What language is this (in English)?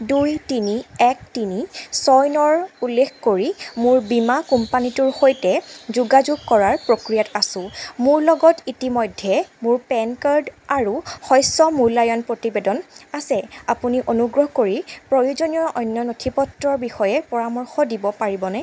Assamese